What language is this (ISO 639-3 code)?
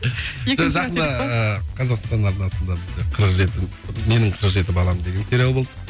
kaz